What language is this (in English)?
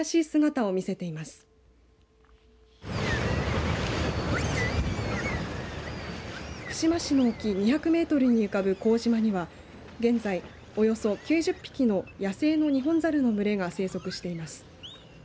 Japanese